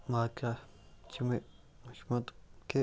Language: Kashmiri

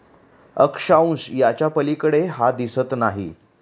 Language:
Marathi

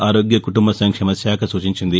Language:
Telugu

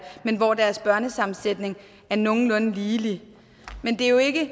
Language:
Danish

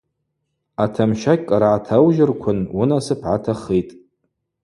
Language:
Abaza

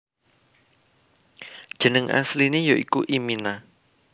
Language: Javanese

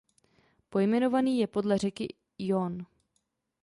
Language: Czech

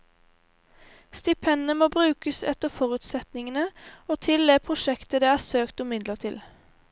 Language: Norwegian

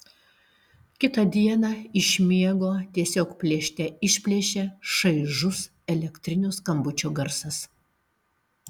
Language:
Lithuanian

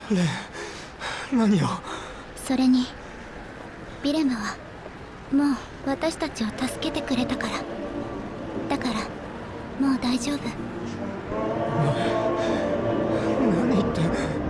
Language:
Japanese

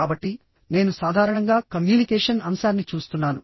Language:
Telugu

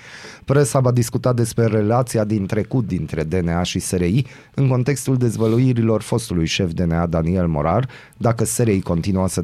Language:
Romanian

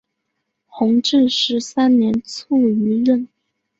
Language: Chinese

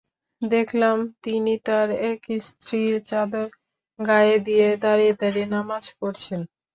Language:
Bangla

